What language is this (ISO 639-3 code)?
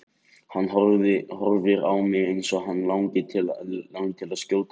isl